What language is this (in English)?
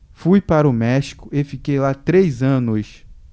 Portuguese